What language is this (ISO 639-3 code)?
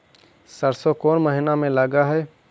mag